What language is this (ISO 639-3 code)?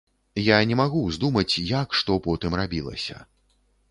bel